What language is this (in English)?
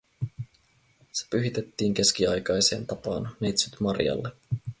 Finnish